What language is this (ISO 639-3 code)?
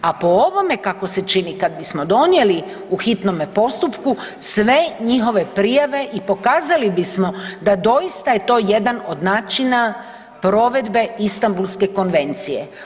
hrv